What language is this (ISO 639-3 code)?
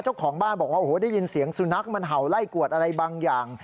tha